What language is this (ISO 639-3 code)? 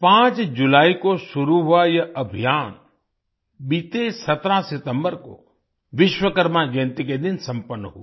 hin